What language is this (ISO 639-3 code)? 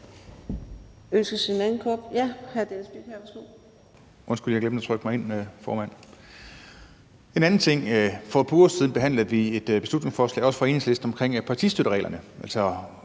dan